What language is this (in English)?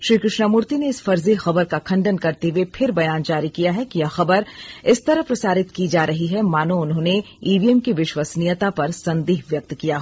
Hindi